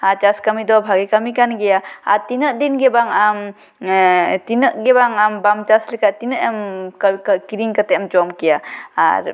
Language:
Santali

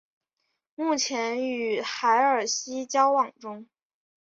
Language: Chinese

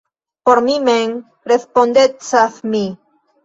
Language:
Esperanto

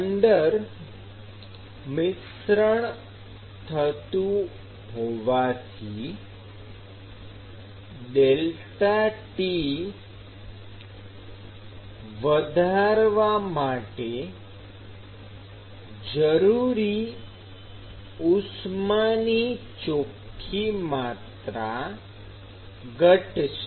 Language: Gujarati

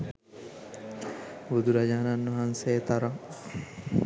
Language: Sinhala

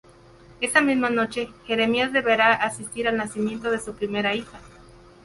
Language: Spanish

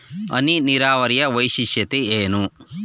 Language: Kannada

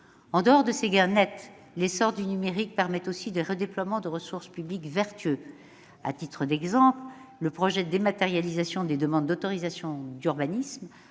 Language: French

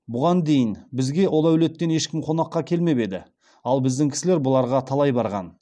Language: Kazakh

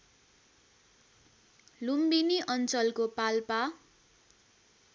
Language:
Nepali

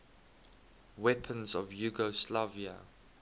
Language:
English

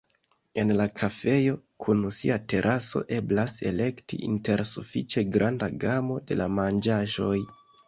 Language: Esperanto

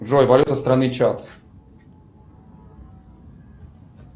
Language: Russian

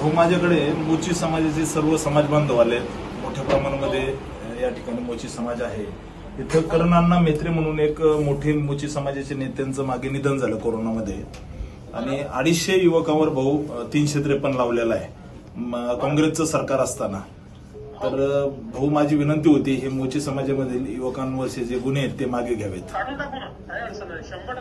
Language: Marathi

